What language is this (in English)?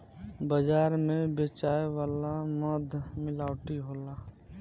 Bhojpuri